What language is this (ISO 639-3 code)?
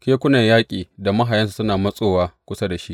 hau